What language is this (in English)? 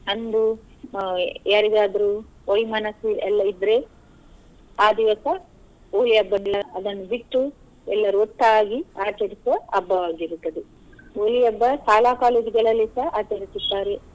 Kannada